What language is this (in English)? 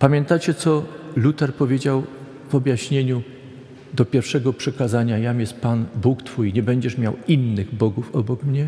Polish